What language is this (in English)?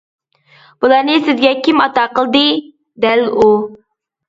Uyghur